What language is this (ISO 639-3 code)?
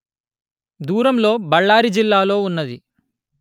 tel